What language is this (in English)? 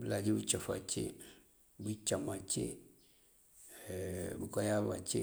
Mandjak